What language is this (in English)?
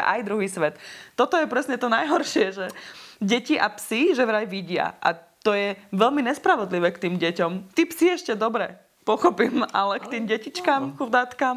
Slovak